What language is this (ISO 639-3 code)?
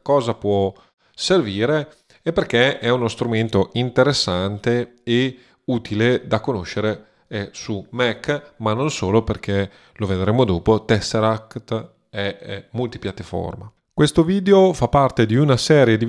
ita